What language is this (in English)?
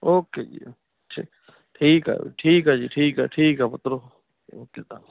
Punjabi